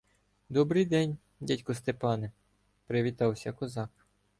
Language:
Ukrainian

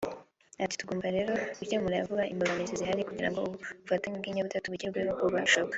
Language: Kinyarwanda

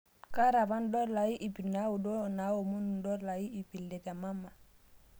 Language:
Masai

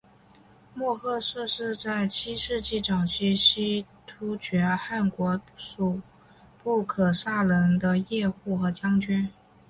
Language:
Chinese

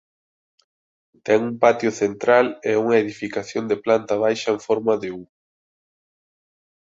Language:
Galician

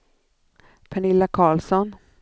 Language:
Swedish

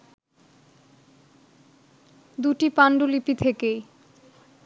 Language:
Bangla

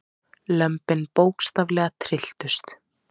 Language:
Icelandic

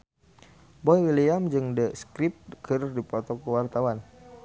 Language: Sundanese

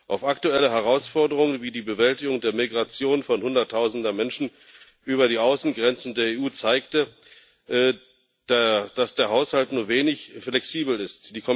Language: German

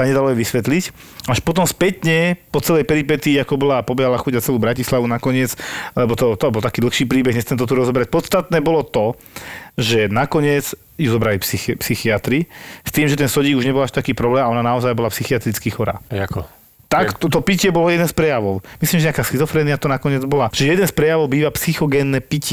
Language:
Slovak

